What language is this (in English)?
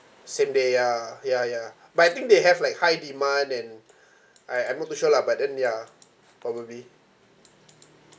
English